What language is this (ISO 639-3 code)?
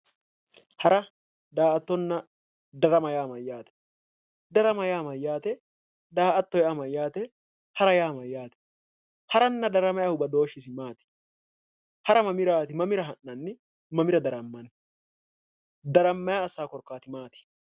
sid